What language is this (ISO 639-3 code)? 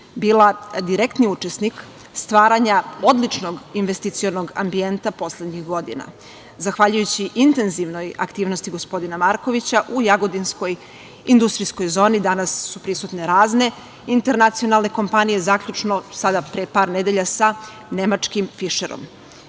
srp